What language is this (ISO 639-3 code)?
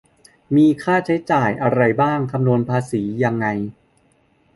tha